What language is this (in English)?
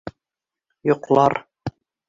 Bashkir